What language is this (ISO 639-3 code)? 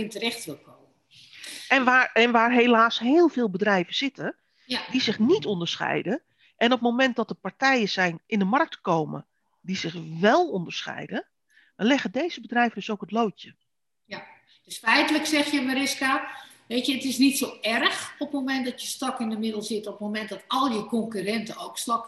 nld